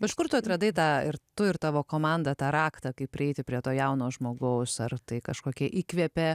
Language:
Lithuanian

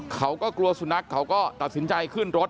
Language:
Thai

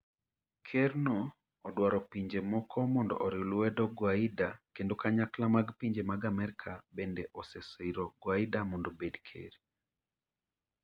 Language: Luo (Kenya and Tanzania)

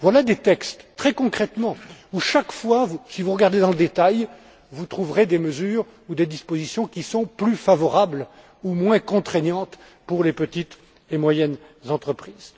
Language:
French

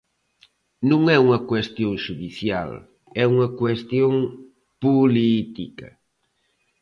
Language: Galician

